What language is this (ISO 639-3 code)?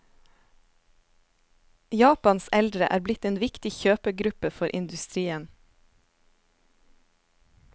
nor